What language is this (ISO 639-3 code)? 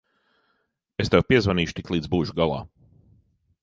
lav